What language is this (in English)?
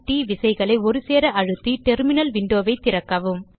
Tamil